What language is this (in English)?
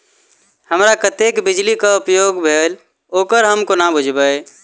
Maithili